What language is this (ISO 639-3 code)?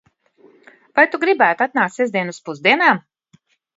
lav